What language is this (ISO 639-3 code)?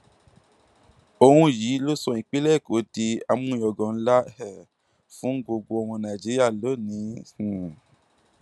yor